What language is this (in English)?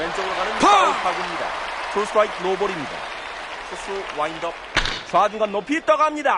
Korean